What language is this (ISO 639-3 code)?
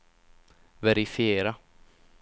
swe